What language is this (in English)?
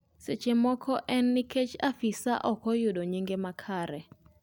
Luo (Kenya and Tanzania)